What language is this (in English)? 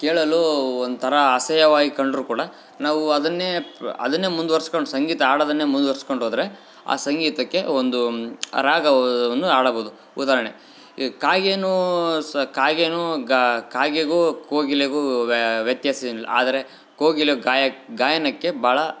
Kannada